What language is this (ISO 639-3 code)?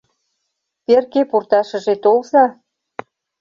chm